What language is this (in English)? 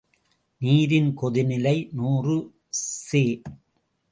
Tamil